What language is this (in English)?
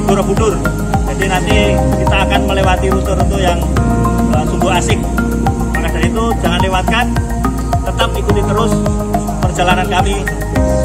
Indonesian